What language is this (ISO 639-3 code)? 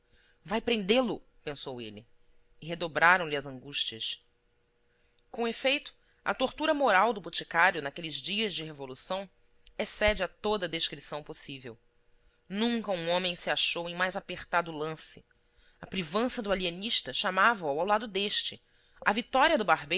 por